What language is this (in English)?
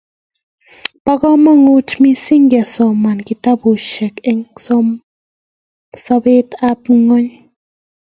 Kalenjin